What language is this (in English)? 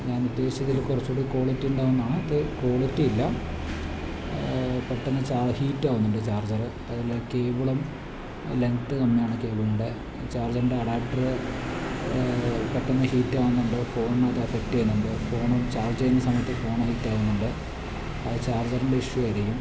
Malayalam